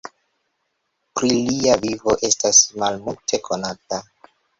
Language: Esperanto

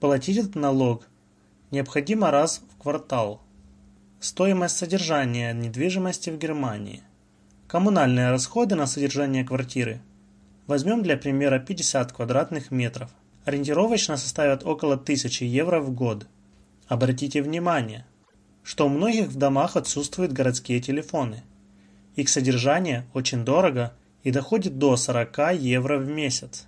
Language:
Russian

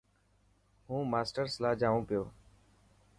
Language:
Dhatki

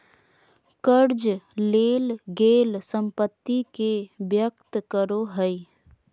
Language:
Magahi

